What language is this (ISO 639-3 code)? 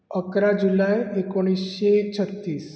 kok